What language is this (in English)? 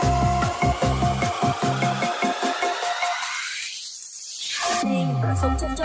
English